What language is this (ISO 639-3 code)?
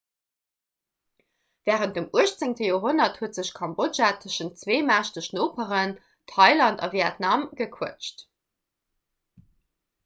ltz